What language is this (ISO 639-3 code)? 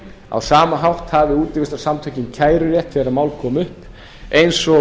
isl